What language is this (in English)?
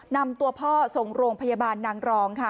Thai